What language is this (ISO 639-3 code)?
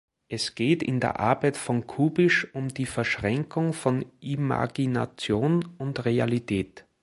deu